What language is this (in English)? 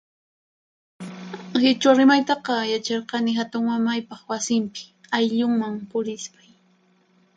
Puno Quechua